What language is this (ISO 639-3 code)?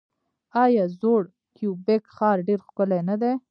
pus